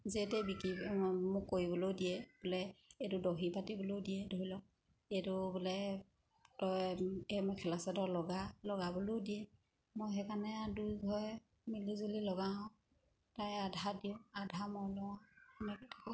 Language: Assamese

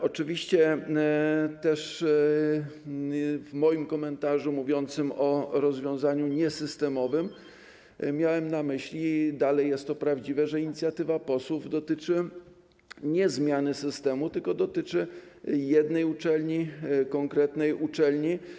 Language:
Polish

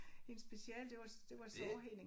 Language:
Danish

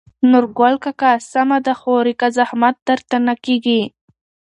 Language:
Pashto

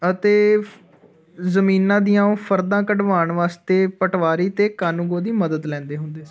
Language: Punjabi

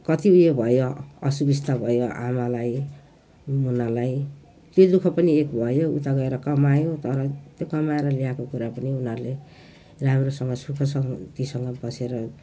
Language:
Nepali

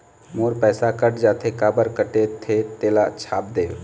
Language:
Chhattisgarhi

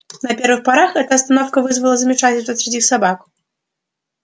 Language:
Russian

